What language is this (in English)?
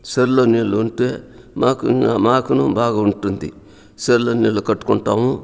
Telugu